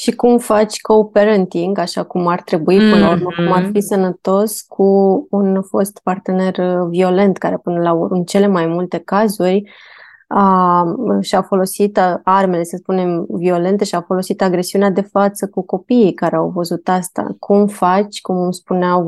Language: Romanian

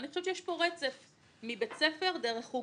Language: Hebrew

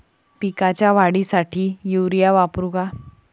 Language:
Marathi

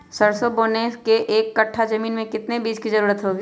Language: Magahi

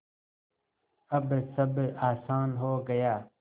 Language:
Hindi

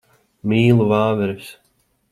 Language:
Latvian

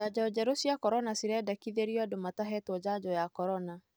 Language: Kikuyu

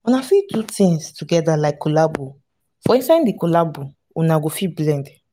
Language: Nigerian Pidgin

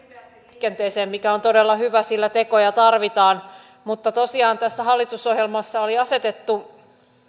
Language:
Finnish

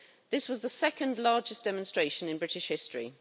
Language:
English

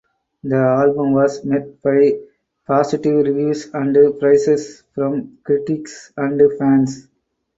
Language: English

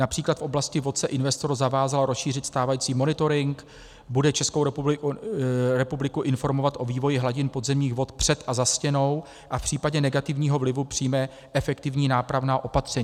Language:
Czech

